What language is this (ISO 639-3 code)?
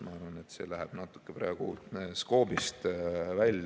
est